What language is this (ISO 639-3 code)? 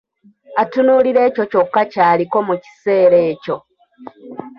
lug